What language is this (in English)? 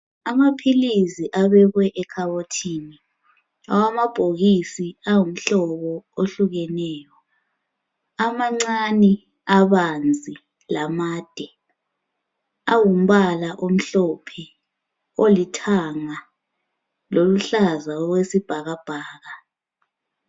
North Ndebele